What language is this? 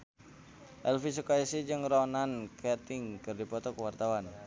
Sundanese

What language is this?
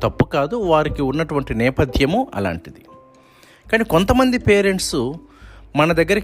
Telugu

